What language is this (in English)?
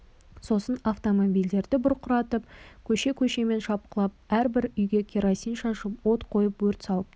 Kazakh